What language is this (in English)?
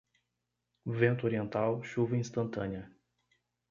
Portuguese